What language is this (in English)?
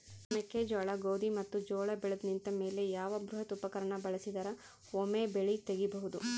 Kannada